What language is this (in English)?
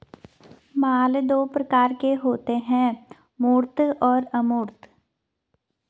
Hindi